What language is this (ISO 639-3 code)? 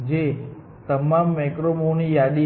guj